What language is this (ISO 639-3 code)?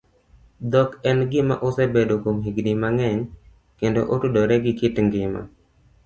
luo